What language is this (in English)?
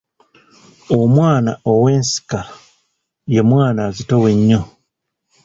Ganda